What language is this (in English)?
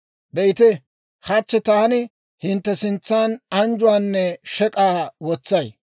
Dawro